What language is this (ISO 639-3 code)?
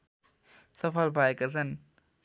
nep